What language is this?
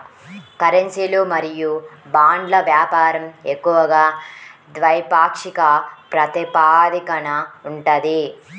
Telugu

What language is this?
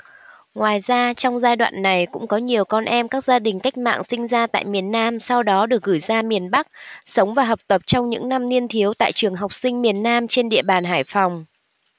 Vietnamese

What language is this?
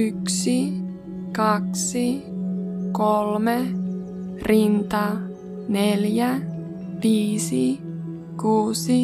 Finnish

